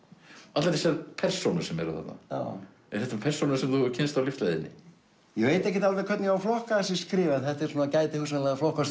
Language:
Icelandic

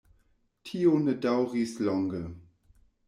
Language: Esperanto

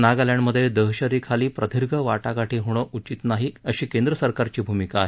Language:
Marathi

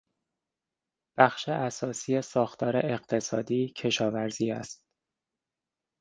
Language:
Persian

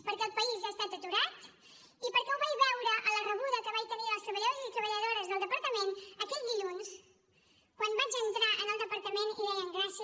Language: Catalan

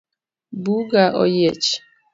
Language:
Luo (Kenya and Tanzania)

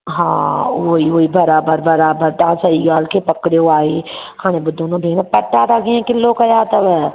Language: Sindhi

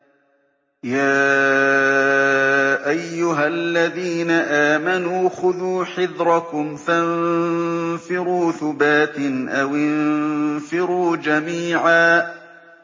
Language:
Arabic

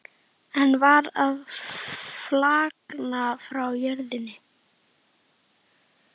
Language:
Icelandic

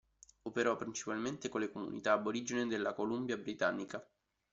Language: Italian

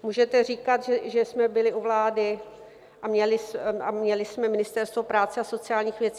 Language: Czech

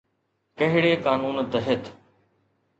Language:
Sindhi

